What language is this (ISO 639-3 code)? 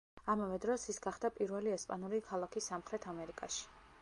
kat